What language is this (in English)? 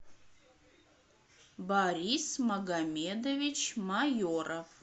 Russian